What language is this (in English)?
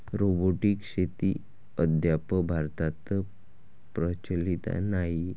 Marathi